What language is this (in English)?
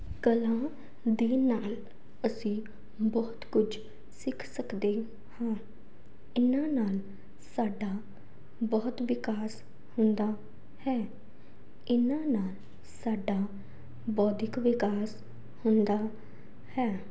Punjabi